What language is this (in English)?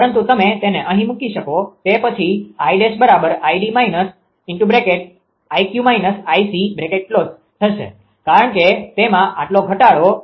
Gujarati